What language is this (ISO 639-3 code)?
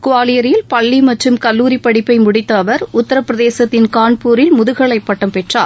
tam